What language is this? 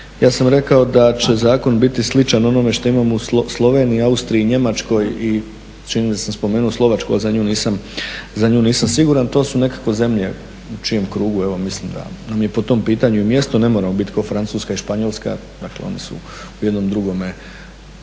Croatian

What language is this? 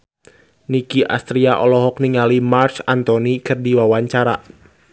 Sundanese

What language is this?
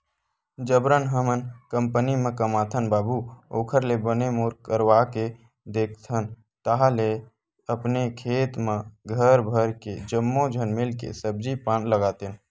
Chhattisgarhi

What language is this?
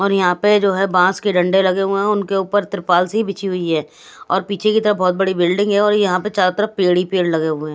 Hindi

